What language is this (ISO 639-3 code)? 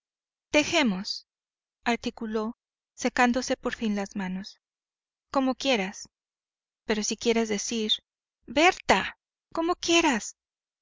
spa